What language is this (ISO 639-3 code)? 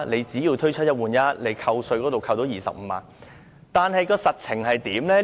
yue